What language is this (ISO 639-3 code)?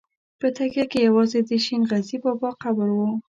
pus